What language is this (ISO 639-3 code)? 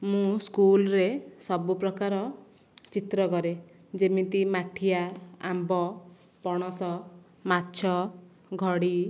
ori